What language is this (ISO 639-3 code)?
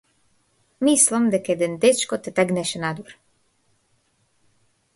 mkd